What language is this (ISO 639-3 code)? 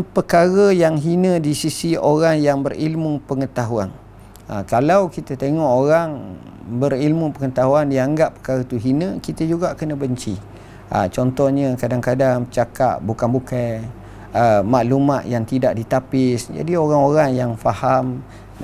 msa